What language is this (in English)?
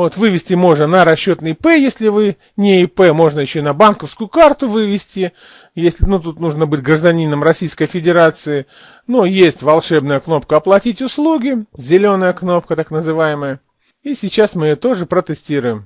Russian